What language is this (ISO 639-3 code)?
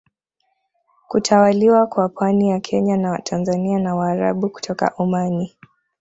swa